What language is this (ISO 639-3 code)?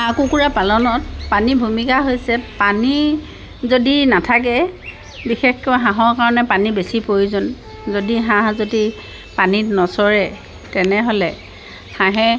asm